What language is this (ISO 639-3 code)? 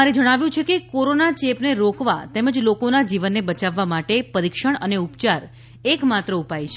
guj